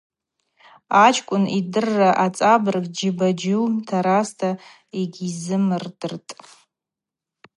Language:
Abaza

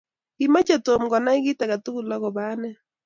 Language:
Kalenjin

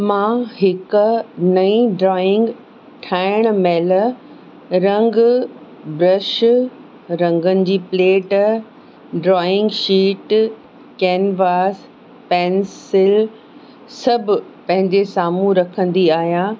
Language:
Sindhi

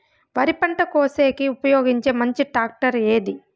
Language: Telugu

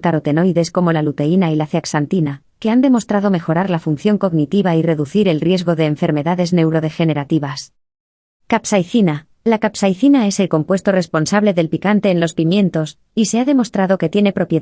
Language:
Spanish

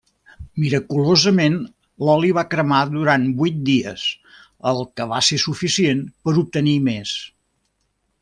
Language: Catalan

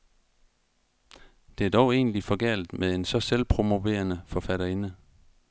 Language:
Danish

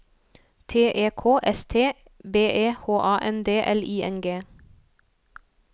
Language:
Norwegian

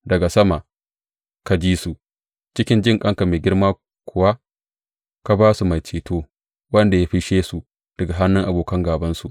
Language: Hausa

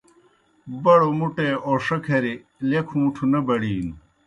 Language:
Kohistani Shina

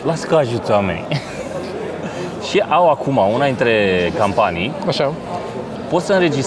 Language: Romanian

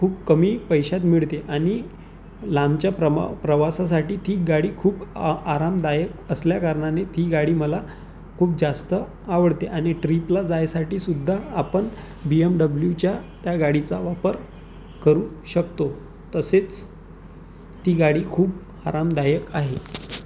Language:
Marathi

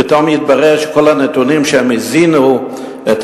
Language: Hebrew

